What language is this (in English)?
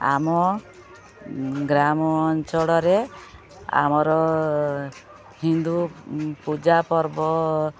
Odia